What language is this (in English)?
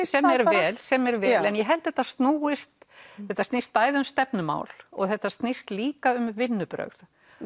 Icelandic